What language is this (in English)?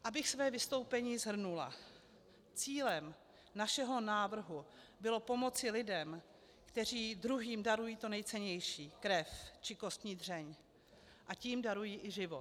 Czech